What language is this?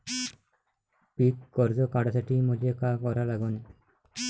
Marathi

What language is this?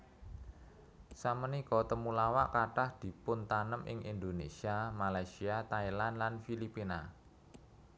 Javanese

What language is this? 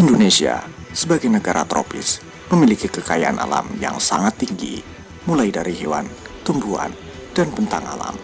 Indonesian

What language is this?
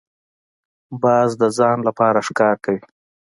Pashto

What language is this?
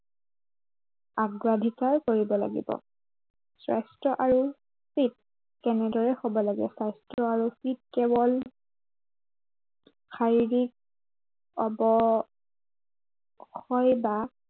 Assamese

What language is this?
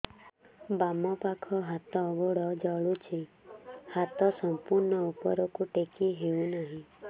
Odia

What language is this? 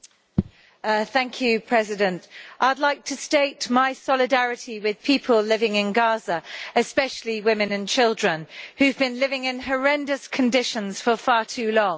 English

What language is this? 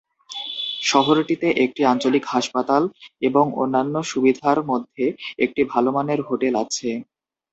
Bangla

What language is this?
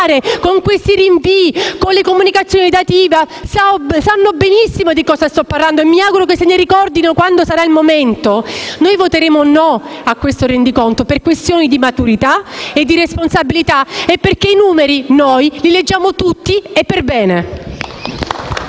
Italian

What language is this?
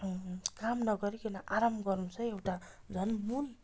Nepali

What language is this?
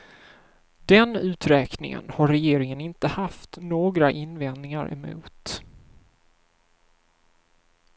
Swedish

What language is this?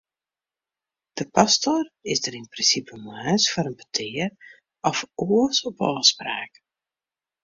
Western Frisian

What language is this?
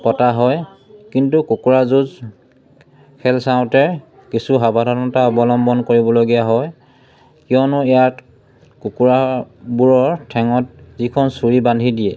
Assamese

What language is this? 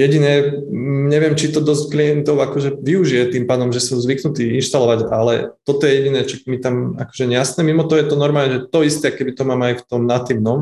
Slovak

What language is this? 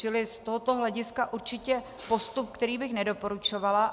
Czech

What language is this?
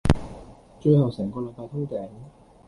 Cantonese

